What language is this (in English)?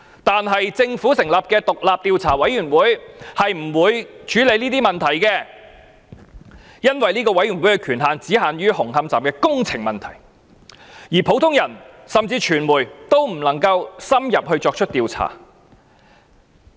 Cantonese